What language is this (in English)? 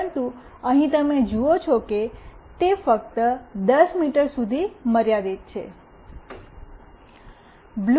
Gujarati